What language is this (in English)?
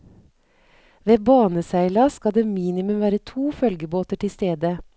Norwegian